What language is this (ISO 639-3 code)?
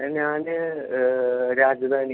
mal